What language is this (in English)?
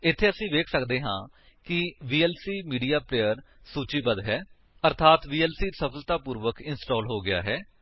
Punjabi